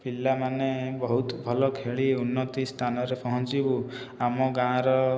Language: Odia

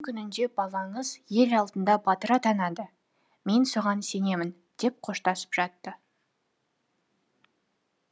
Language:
Kazakh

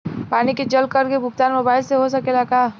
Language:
Bhojpuri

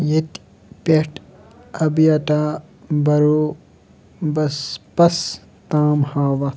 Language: Kashmiri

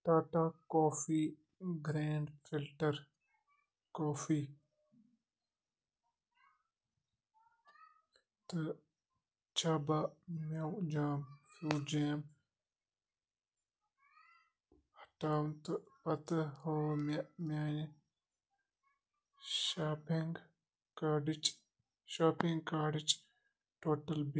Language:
Kashmiri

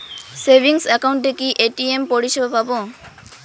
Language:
Bangla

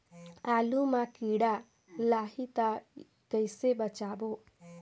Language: Chhattisgarhi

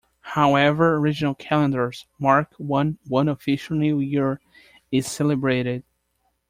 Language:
English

